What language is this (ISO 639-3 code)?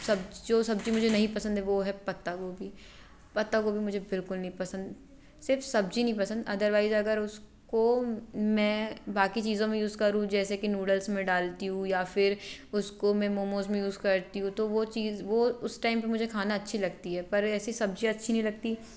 hin